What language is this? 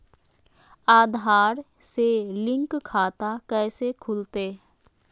Magahi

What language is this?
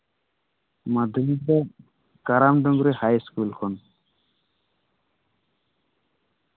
Santali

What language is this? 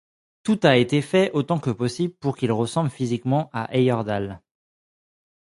French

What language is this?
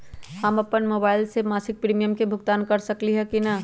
Magahi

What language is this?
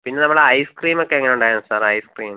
Malayalam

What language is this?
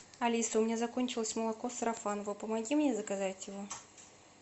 Russian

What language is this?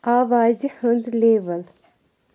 Kashmiri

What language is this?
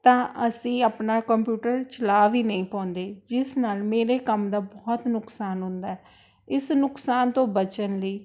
Punjabi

